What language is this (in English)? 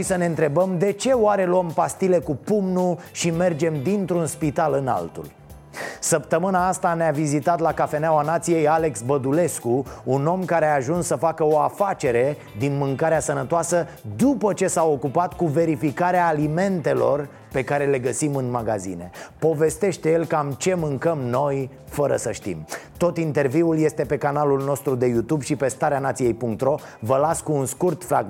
Romanian